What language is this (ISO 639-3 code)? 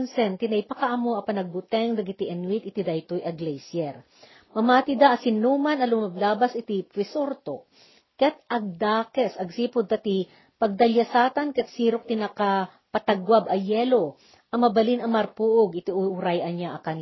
fil